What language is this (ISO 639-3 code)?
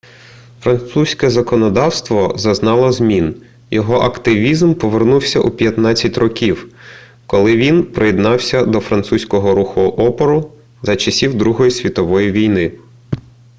ukr